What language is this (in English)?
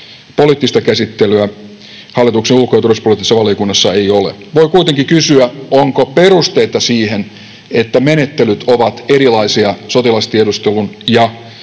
Finnish